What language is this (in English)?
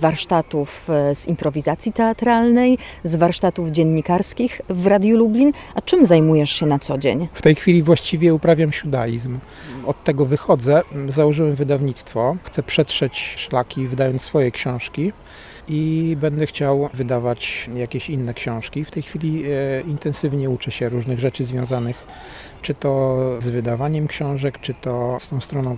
Polish